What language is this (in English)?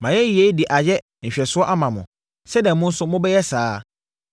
Akan